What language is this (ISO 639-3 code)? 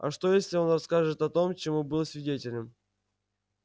rus